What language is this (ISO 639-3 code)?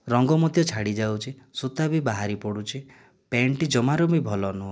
ori